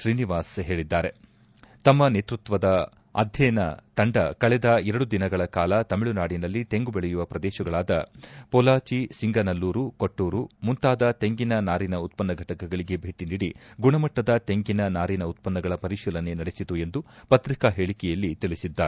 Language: Kannada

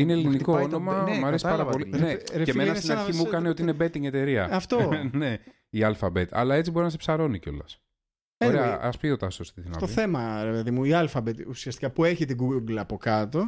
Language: Greek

